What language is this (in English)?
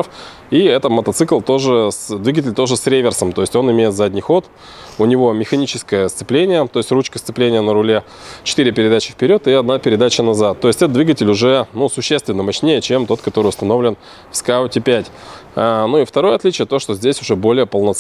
Russian